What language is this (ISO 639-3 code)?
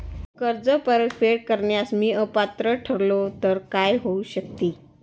mar